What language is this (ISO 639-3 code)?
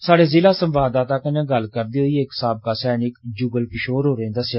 doi